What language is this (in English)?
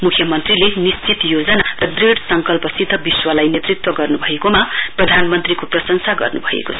Nepali